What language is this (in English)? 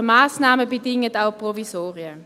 Swiss German